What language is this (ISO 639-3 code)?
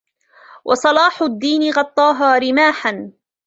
ara